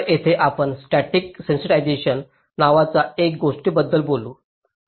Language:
Marathi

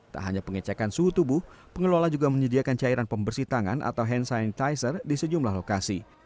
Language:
Indonesian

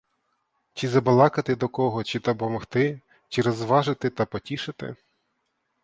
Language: Ukrainian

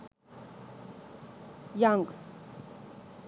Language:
Sinhala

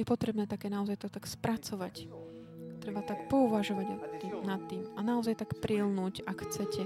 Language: Slovak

